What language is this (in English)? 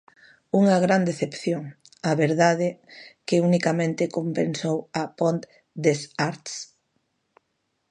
Galician